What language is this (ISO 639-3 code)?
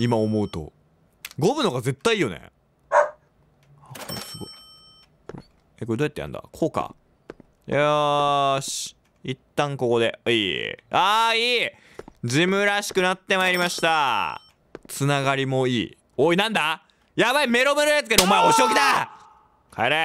jpn